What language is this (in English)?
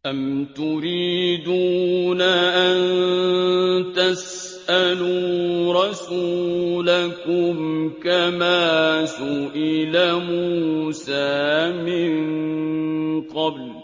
Arabic